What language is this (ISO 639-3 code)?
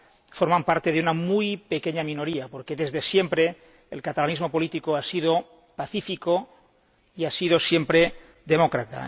spa